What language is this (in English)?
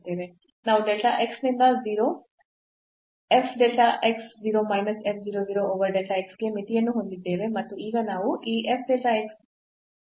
Kannada